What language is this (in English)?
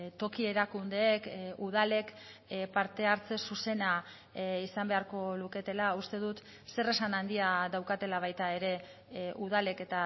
Basque